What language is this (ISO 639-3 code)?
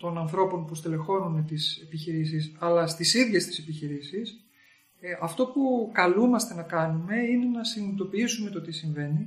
ell